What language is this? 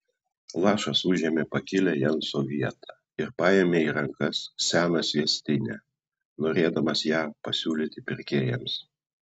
Lithuanian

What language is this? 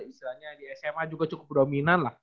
Indonesian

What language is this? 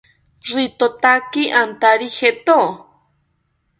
South Ucayali Ashéninka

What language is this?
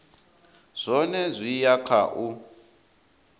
Venda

